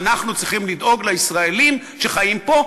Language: Hebrew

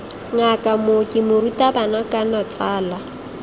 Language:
Tswana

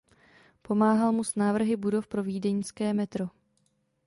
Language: Czech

